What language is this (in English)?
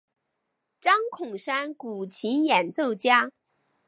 Chinese